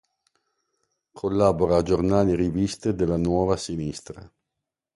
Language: Italian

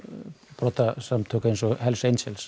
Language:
Icelandic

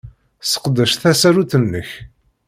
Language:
Kabyle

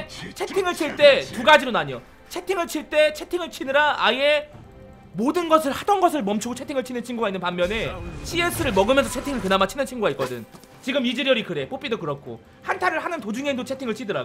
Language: Korean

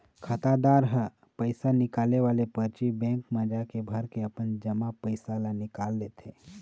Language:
Chhattisgarhi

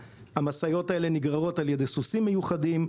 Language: Hebrew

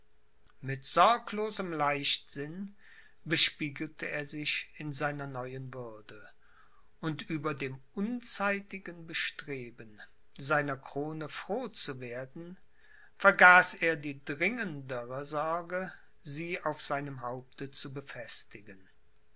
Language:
German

